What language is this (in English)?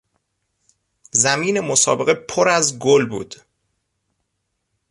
Persian